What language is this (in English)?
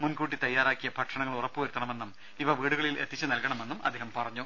Malayalam